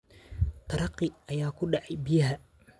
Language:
Somali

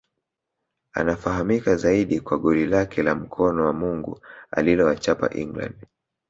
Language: Swahili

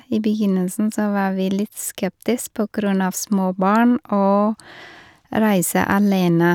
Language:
Norwegian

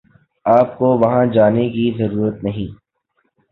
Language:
Urdu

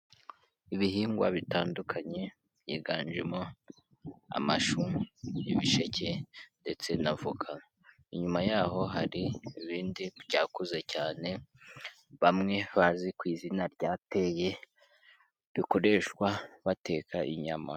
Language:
Kinyarwanda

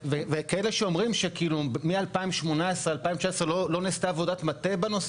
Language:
Hebrew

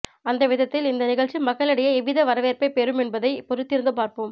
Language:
Tamil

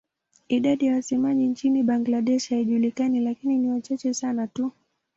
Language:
Swahili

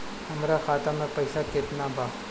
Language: Bhojpuri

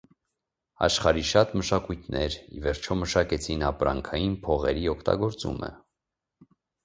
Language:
Armenian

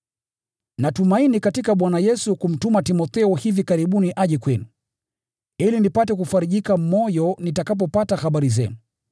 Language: Swahili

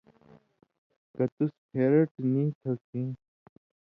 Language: Indus Kohistani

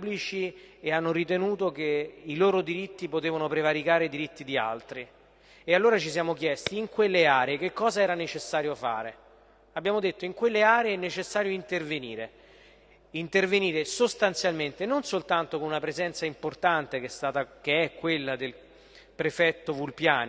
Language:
Italian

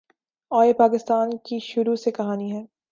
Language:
Urdu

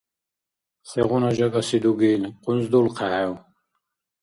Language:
Dargwa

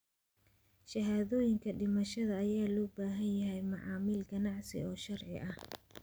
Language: Somali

